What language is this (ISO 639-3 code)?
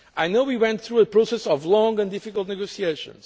eng